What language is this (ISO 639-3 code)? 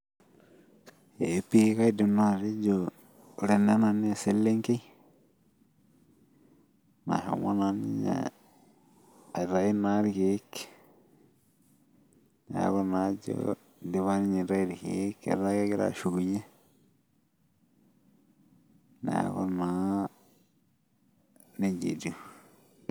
mas